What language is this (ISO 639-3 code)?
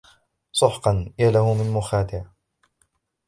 ara